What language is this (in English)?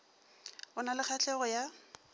Northern Sotho